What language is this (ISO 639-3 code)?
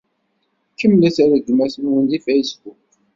kab